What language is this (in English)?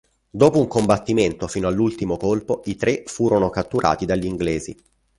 Italian